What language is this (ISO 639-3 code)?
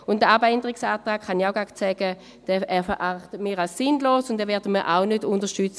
gsw